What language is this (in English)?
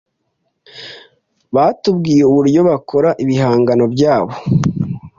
Kinyarwanda